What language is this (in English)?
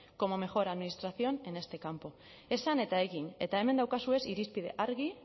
Basque